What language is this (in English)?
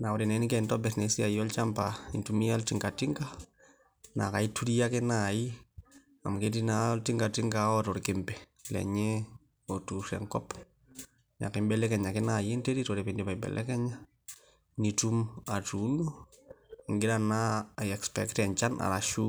Masai